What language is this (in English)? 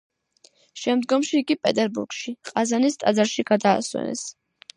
Georgian